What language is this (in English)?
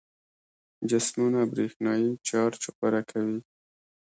Pashto